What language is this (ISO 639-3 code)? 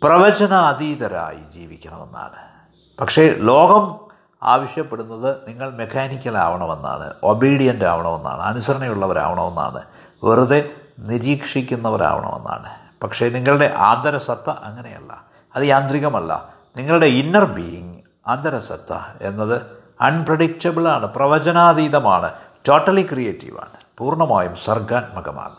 mal